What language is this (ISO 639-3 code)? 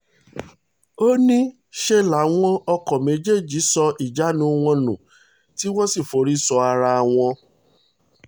yor